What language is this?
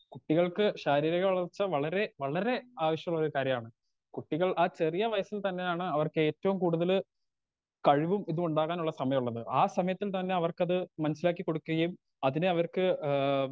Malayalam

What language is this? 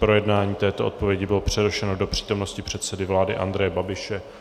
Czech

